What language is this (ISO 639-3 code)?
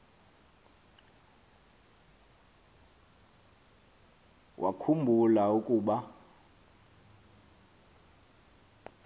xho